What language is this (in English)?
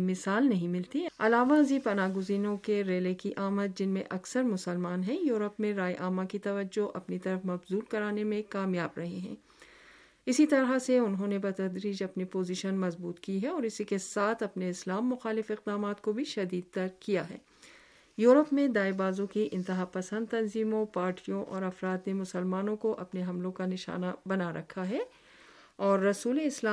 Urdu